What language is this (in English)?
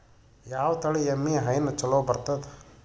Kannada